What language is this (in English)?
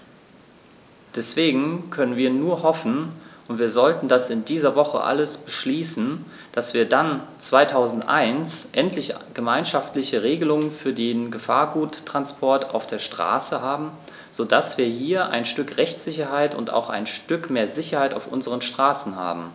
German